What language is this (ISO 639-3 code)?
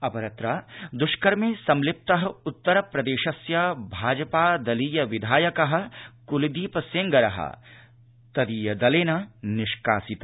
san